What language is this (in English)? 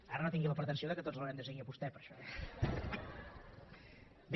Catalan